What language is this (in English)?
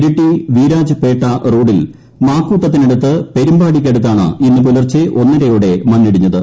Malayalam